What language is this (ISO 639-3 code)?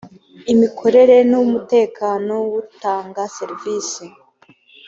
kin